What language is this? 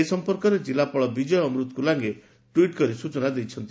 Odia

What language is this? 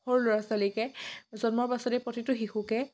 Assamese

